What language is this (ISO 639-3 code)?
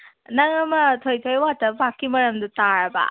mni